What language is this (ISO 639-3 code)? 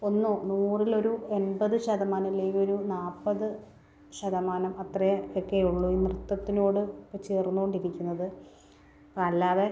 mal